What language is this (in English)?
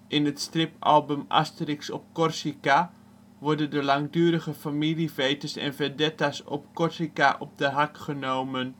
Dutch